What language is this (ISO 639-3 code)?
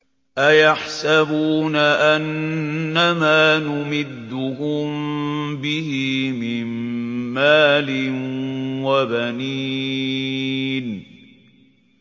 ara